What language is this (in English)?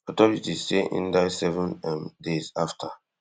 Nigerian Pidgin